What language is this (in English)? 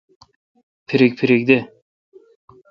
Kalkoti